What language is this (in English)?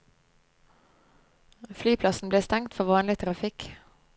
Norwegian